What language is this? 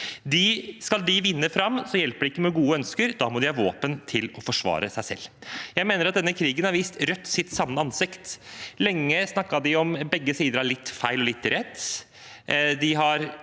Norwegian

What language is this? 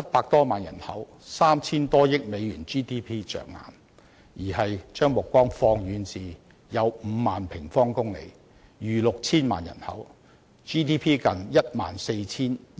Cantonese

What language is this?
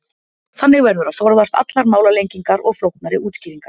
Icelandic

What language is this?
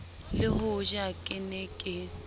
Southern Sotho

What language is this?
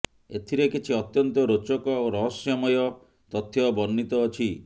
Odia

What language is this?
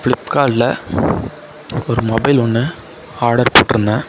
Tamil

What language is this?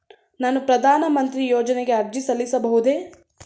Kannada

